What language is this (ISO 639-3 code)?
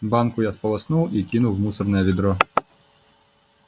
rus